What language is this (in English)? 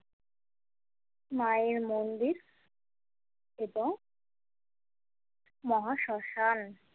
Bangla